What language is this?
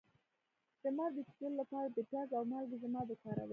Pashto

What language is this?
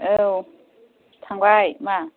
Bodo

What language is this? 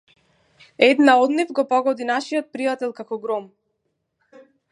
Macedonian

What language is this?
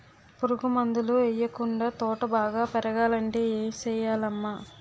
Telugu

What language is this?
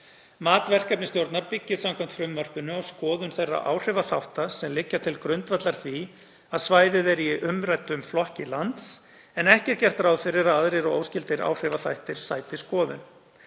Icelandic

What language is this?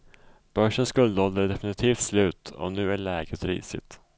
Swedish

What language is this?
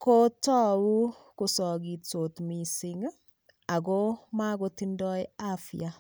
Kalenjin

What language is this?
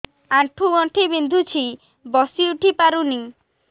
Odia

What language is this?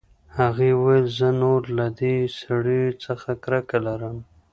Pashto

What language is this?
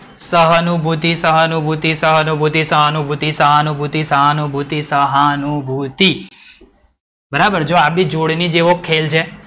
Gujarati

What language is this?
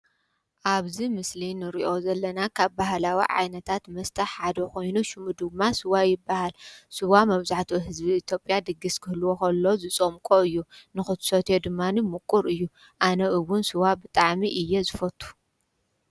Tigrinya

